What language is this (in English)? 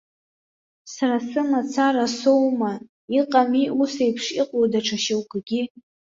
Abkhazian